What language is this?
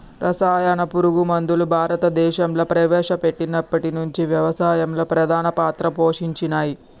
Telugu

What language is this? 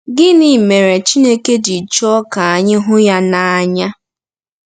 Igbo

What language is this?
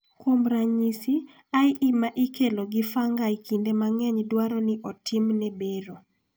Luo (Kenya and Tanzania)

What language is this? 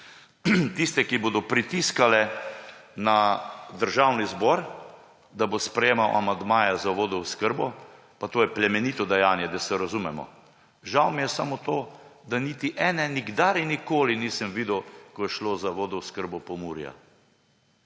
Slovenian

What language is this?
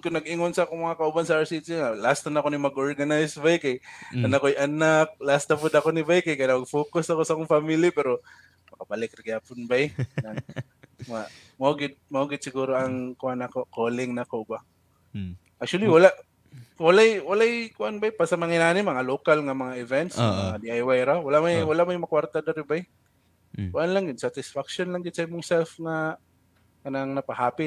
Filipino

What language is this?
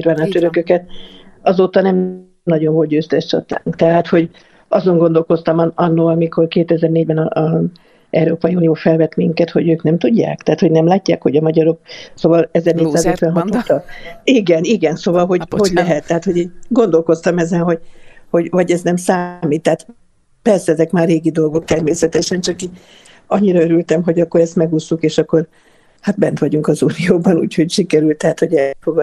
Hungarian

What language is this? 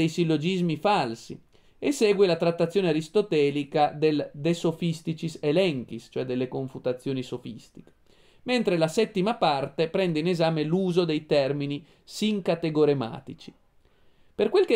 Italian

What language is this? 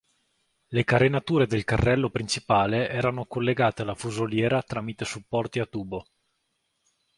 Italian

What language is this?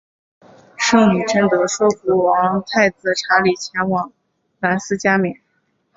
Chinese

